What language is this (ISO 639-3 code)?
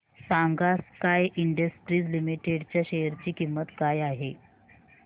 mar